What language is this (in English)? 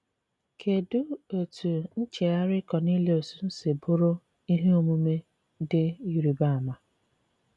Igbo